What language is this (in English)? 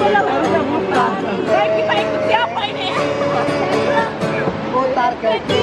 Indonesian